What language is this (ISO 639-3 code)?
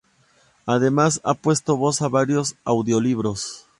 spa